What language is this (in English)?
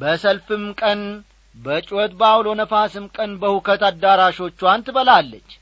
Amharic